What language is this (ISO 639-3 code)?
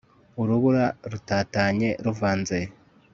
kin